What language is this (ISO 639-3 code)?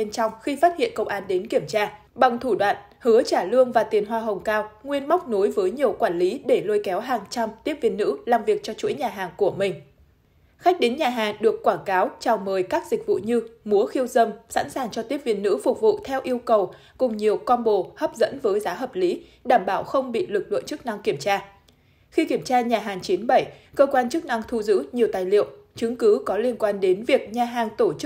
vie